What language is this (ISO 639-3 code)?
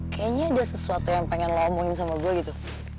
ind